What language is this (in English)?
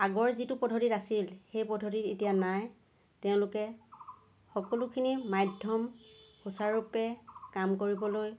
Assamese